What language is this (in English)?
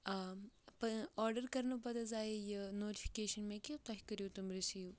Kashmiri